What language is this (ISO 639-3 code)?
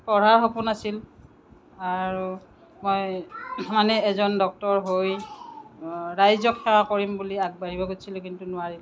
asm